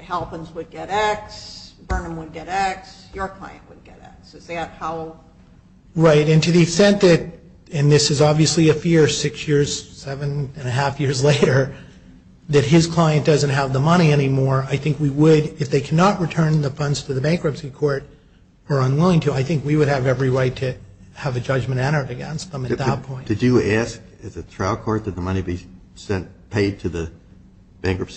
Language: English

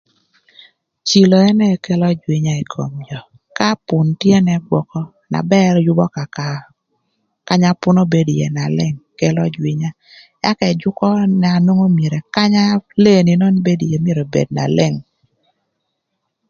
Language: Thur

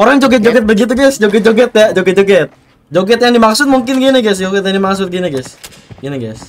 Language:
Indonesian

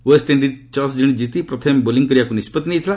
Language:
Odia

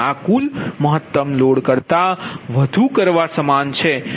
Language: Gujarati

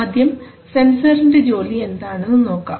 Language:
Malayalam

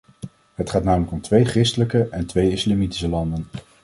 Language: Dutch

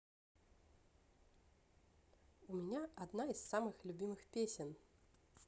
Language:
Russian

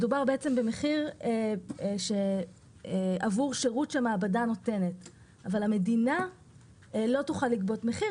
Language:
Hebrew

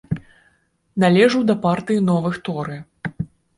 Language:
Belarusian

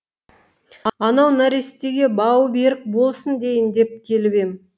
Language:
Kazakh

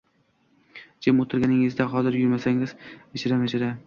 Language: Uzbek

